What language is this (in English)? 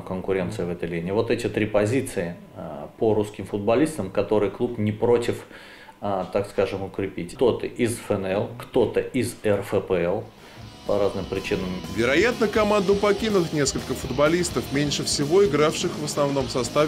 Russian